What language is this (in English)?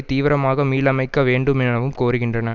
Tamil